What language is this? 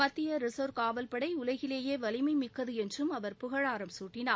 Tamil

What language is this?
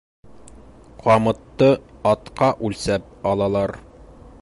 Bashkir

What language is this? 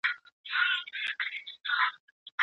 Pashto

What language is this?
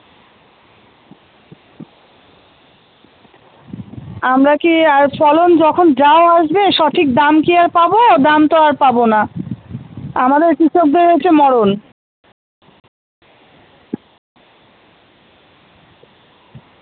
Bangla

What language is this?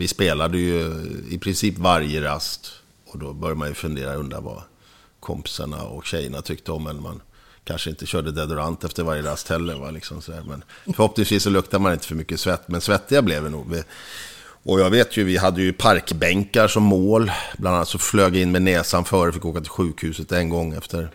Swedish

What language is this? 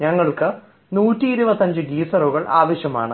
Malayalam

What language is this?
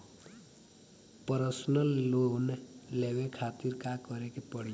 Bhojpuri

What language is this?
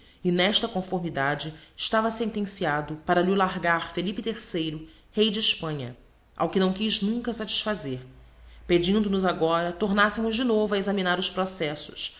Portuguese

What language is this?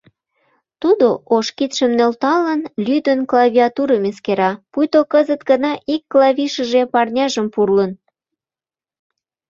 Mari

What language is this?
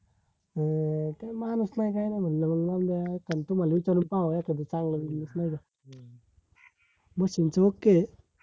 Marathi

